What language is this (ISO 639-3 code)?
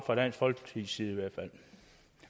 dan